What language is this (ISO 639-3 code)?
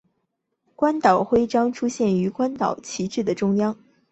zho